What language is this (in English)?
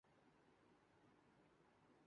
Urdu